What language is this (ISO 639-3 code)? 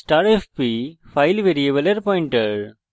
ben